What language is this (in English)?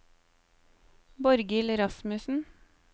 Norwegian